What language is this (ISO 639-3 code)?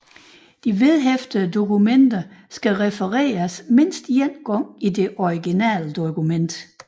dan